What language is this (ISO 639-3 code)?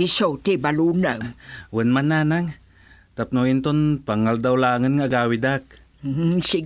fil